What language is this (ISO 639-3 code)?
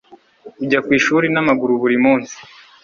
kin